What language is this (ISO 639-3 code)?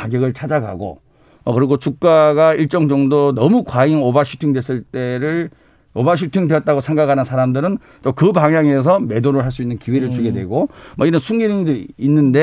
kor